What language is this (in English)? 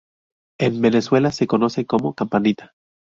Spanish